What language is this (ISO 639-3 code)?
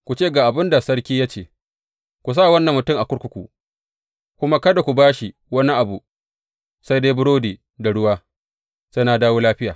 hau